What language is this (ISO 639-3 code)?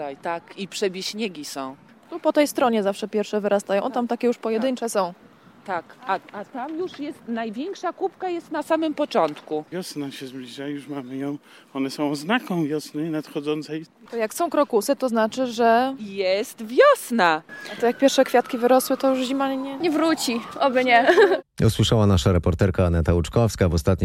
pol